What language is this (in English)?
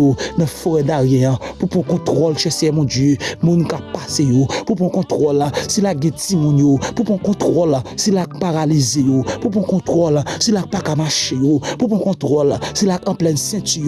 French